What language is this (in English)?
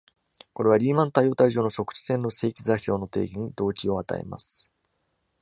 Japanese